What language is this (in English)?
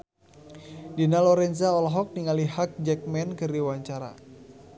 Sundanese